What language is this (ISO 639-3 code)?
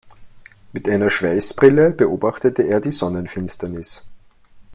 deu